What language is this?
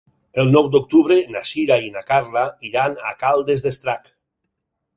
Catalan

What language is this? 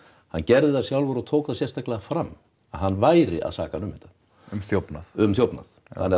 Icelandic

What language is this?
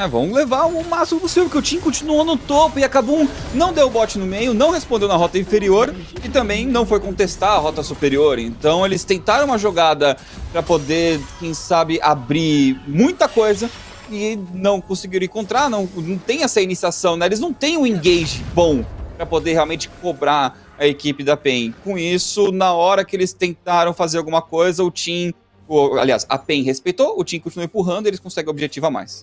Portuguese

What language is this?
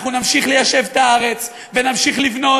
Hebrew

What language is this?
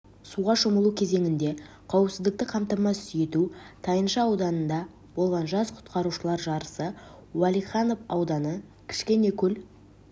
Kazakh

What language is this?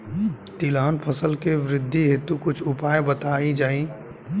Bhojpuri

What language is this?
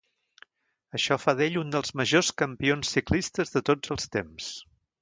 Catalan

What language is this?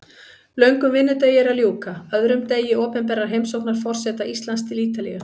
Icelandic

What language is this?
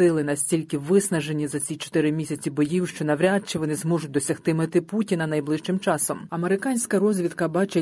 Ukrainian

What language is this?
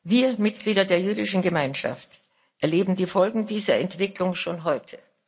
German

